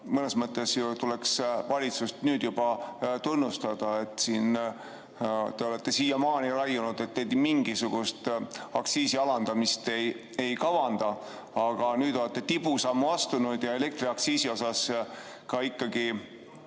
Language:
Estonian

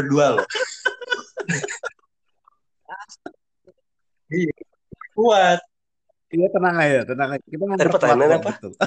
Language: Indonesian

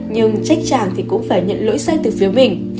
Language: Vietnamese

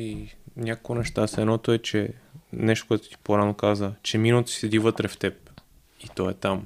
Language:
Bulgarian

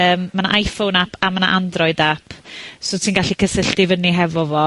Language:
Welsh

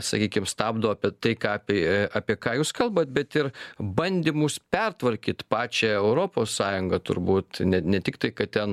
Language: Lithuanian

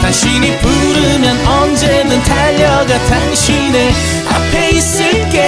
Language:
Korean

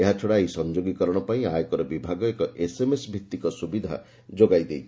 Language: Odia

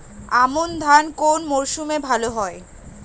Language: Bangla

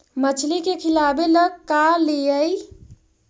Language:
Magahi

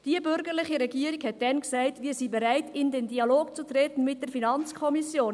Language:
Swiss German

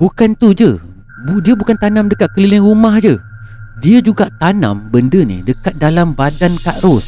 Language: Malay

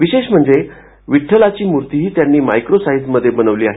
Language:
Marathi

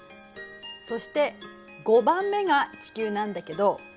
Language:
Japanese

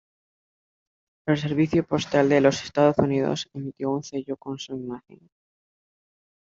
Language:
Spanish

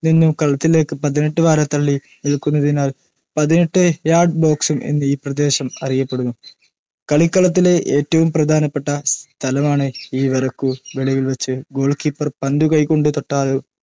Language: Malayalam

